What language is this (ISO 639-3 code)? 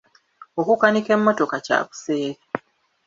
lug